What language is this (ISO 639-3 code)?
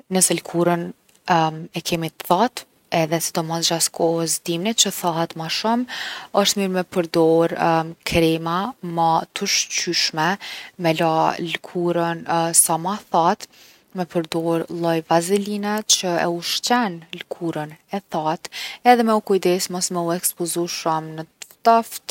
aln